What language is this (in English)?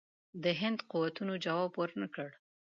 Pashto